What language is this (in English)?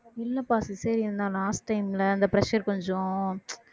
Tamil